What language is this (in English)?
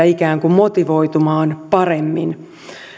Finnish